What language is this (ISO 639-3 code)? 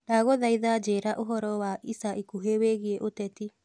kik